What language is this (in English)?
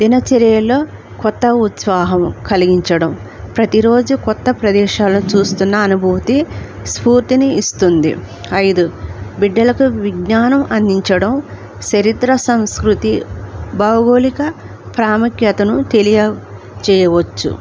Telugu